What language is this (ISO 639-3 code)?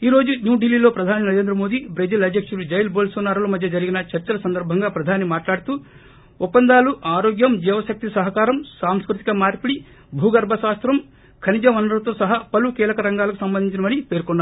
tel